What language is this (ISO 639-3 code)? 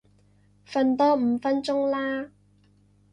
yue